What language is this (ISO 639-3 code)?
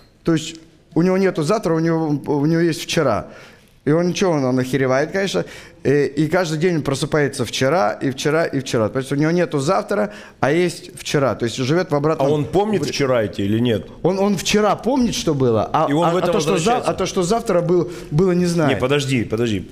rus